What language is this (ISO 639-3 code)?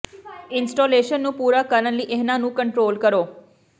pan